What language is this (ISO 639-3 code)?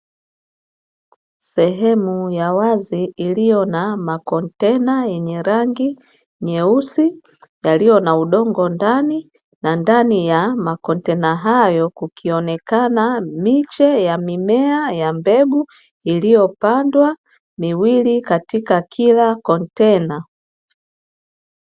swa